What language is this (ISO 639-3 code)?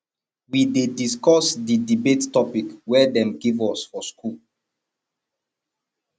pcm